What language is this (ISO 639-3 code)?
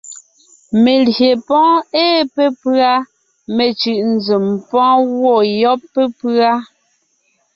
nnh